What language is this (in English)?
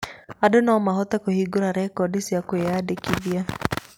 Kikuyu